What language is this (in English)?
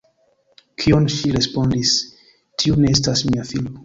Esperanto